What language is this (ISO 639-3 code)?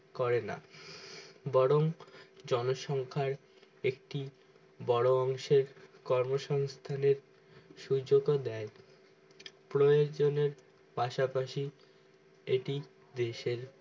ben